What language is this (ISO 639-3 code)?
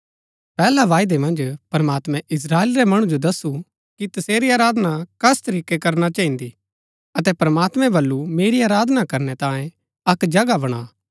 gbk